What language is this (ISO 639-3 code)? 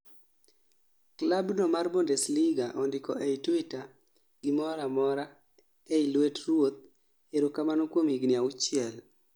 luo